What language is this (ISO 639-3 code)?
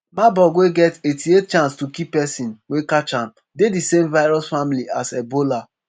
pcm